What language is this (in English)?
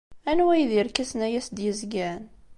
Kabyle